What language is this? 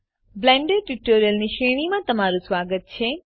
Gujarati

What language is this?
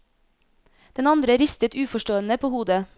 Norwegian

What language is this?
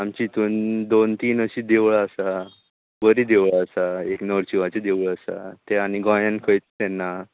Konkani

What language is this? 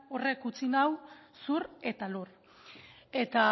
Basque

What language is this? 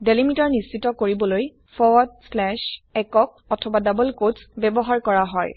Assamese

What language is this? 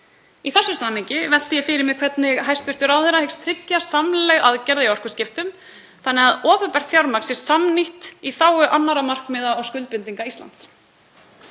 Icelandic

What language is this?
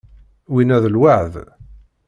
Kabyle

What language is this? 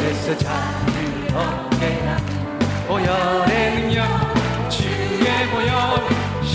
Korean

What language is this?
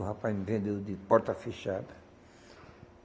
Portuguese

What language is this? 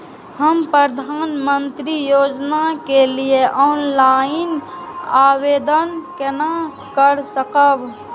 Maithili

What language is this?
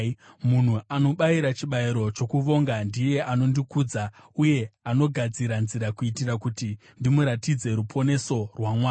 Shona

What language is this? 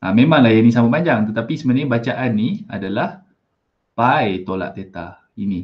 Malay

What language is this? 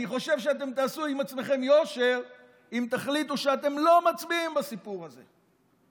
Hebrew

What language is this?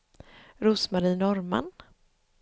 Swedish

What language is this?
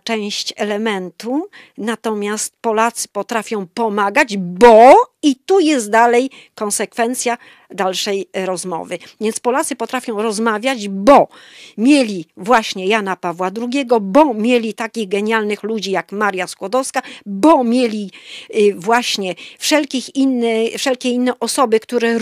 Polish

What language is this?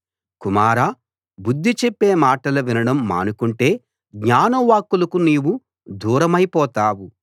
Telugu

